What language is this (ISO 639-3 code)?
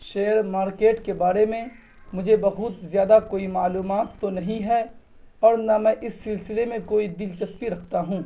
urd